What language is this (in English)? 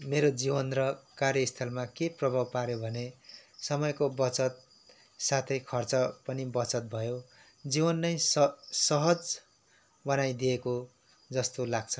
Nepali